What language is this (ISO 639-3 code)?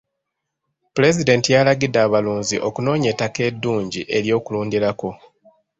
lug